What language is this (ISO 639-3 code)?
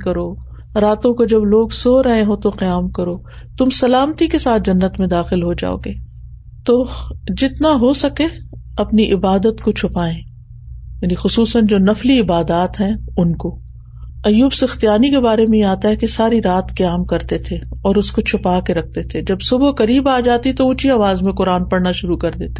urd